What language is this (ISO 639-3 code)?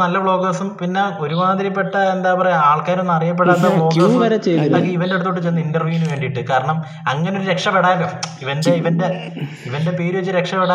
mal